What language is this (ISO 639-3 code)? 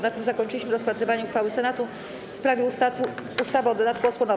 pol